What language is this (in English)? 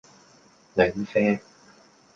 Cantonese